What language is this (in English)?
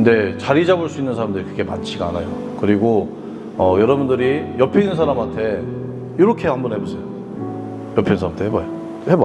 Korean